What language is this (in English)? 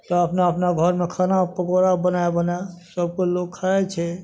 Maithili